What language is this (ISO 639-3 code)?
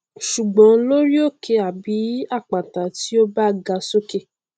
yor